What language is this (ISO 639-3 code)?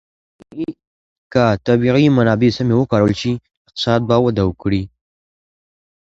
pus